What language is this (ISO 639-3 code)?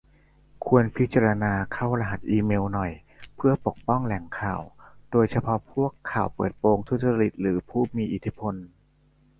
tha